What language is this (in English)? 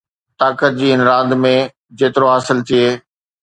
Sindhi